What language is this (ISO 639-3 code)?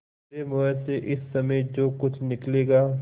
hin